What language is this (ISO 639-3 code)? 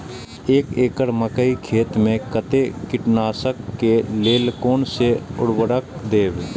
mai